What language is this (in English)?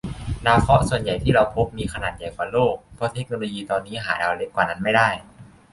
Thai